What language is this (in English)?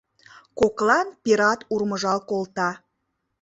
Mari